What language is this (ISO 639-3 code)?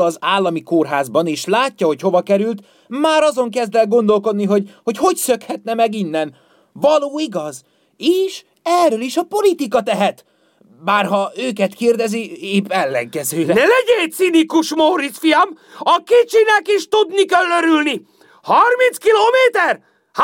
hun